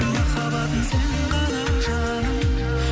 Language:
Kazakh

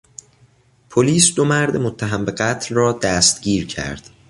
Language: Persian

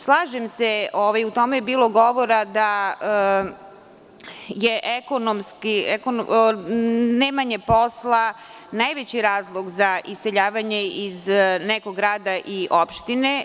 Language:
Serbian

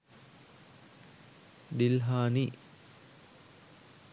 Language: Sinhala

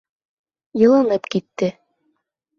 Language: Bashkir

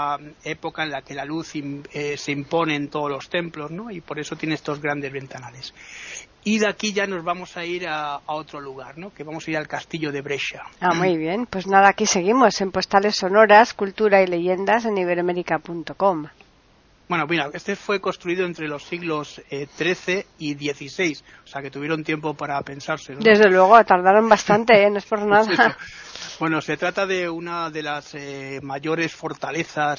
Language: Spanish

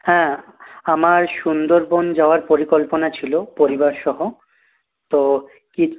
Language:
Bangla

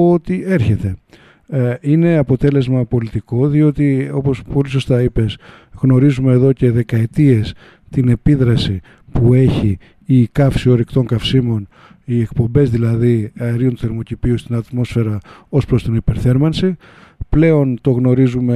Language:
Greek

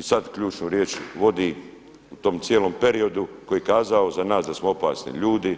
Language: Croatian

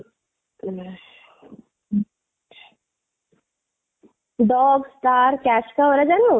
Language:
Odia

